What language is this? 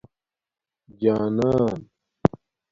Domaaki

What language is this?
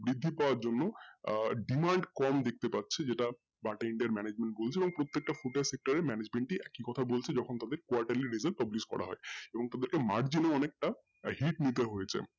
Bangla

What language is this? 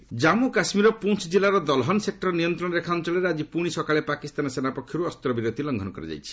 Odia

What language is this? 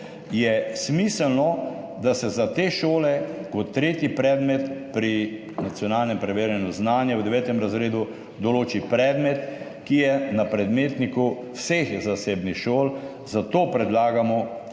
Slovenian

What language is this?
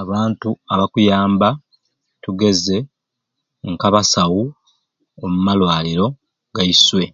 Ruuli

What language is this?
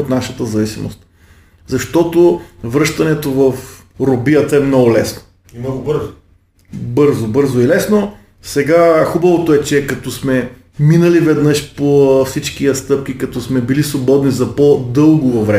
Bulgarian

